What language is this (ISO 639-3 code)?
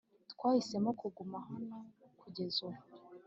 kin